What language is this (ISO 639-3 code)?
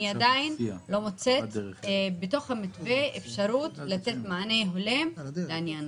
heb